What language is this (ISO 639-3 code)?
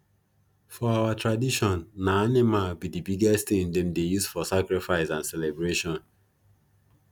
pcm